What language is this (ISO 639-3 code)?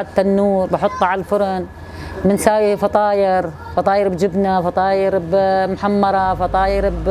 ara